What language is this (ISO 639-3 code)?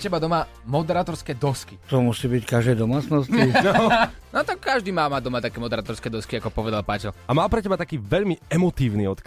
slk